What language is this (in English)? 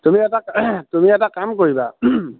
Assamese